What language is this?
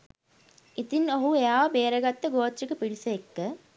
Sinhala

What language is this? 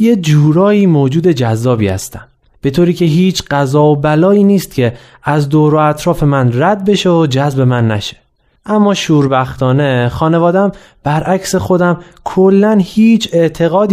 Persian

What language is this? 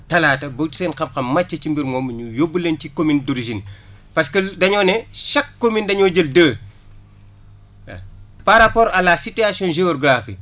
Wolof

